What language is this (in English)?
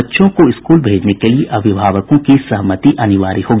Hindi